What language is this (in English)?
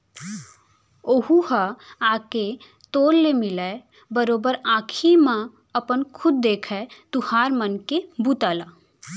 Chhattisgarhi